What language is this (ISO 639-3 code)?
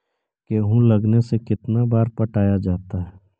mag